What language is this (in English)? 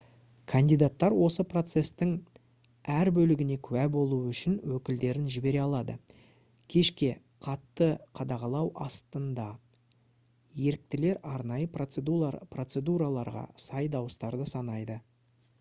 Kazakh